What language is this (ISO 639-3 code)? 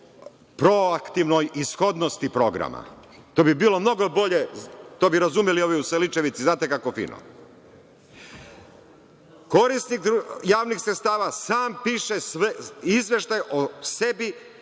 srp